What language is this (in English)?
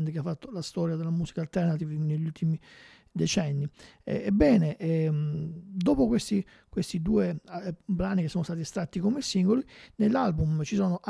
Italian